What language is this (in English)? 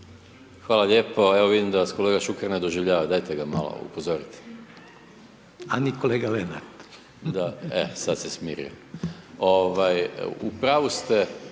Croatian